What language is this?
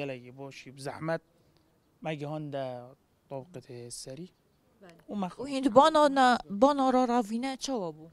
Arabic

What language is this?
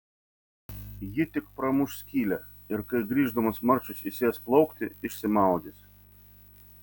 Lithuanian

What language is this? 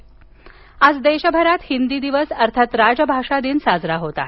Marathi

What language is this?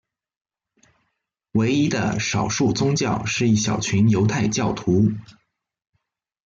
Chinese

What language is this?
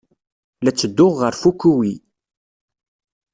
Kabyle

